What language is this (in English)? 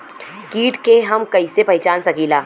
Bhojpuri